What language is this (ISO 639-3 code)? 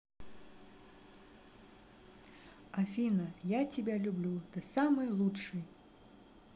rus